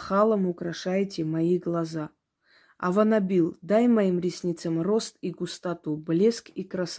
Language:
Russian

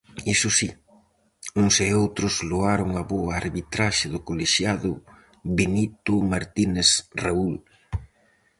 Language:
Galician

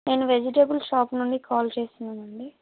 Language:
Telugu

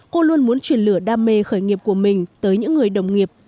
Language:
Vietnamese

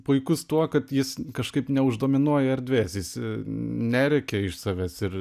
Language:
Lithuanian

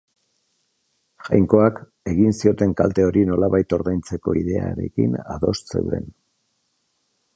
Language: Basque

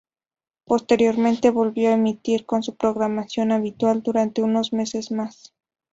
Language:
Spanish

